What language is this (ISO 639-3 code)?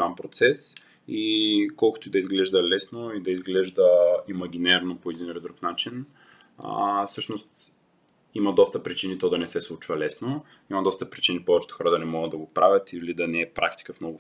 bul